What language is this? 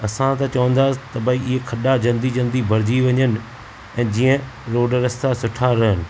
Sindhi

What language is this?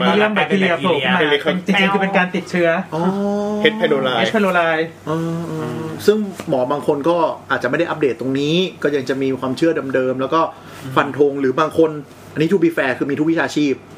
Thai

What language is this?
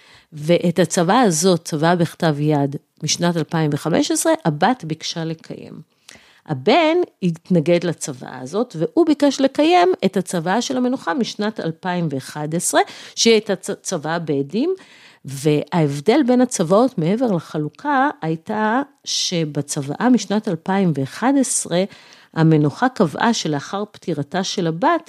Hebrew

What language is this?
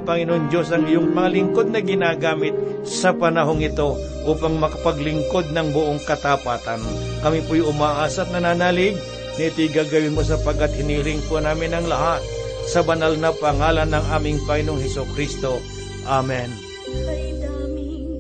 Filipino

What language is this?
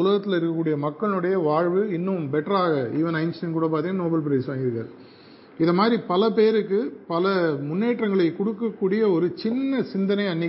Tamil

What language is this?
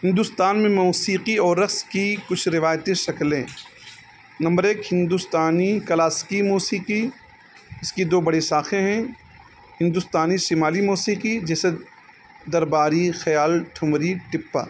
Urdu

